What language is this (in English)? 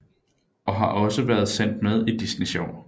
Danish